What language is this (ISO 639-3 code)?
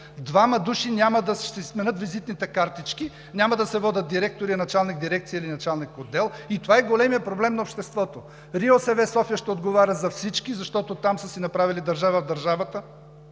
bul